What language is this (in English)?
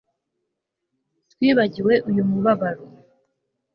Kinyarwanda